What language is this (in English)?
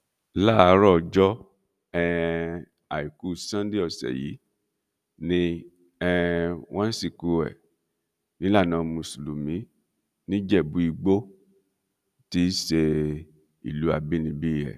Yoruba